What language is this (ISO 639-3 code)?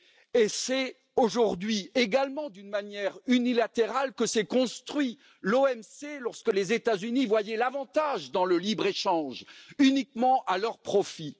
fra